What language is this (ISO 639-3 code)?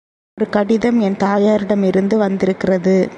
tam